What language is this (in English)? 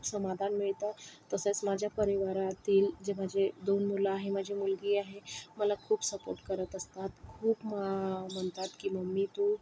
Marathi